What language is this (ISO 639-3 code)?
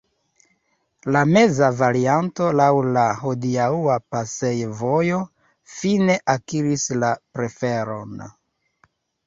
epo